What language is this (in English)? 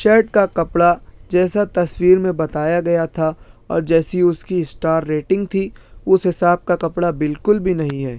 Urdu